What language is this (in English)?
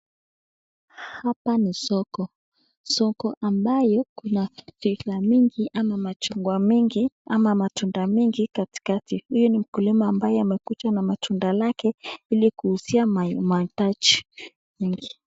Swahili